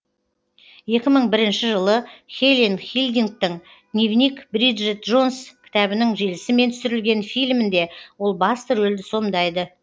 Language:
Kazakh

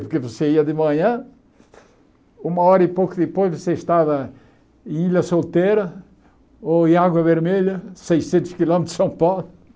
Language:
Portuguese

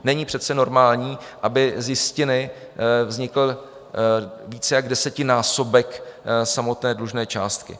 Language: Czech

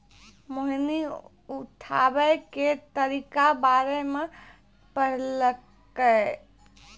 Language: Maithili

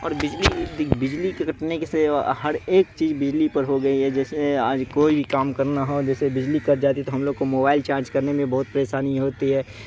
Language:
Urdu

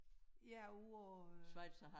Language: Danish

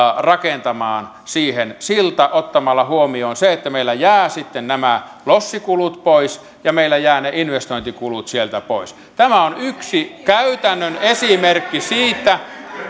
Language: Finnish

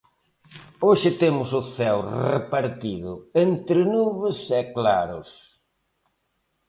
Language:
Galician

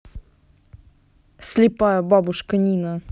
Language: Russian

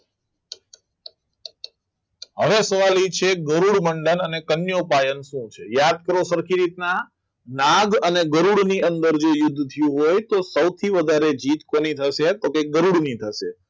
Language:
Gujarati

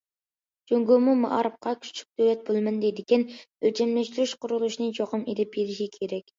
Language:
Uyghur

